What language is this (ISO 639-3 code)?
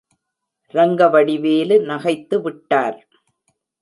tam